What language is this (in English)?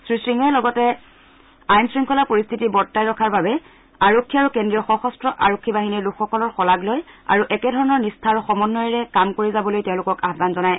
Assamese